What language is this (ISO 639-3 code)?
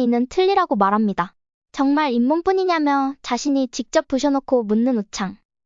kor